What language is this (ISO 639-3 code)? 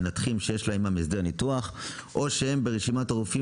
heb